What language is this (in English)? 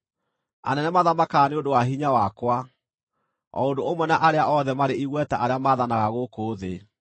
Kikuyu